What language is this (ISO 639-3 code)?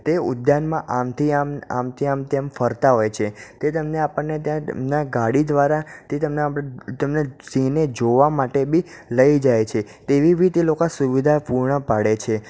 guj